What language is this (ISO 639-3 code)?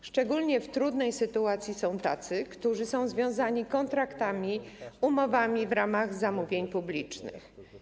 pol